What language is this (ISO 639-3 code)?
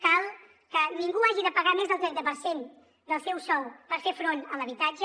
cat